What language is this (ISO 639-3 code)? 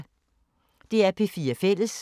dan